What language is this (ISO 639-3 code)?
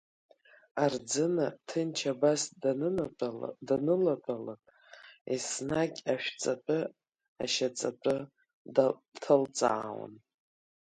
abk